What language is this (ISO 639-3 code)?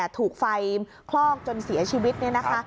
tha